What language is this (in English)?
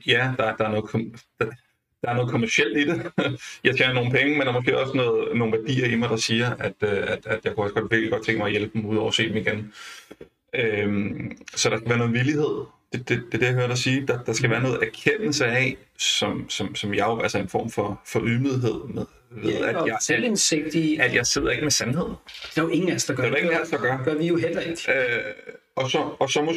Danish